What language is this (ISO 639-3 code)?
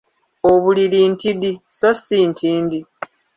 lug